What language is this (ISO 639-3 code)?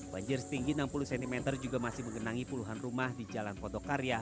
ind